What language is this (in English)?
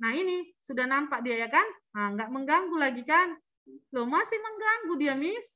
Indonesian